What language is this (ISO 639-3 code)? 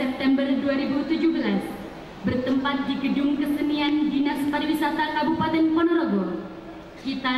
ind